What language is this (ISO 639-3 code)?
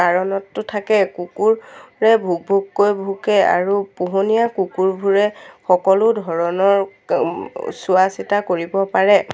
asm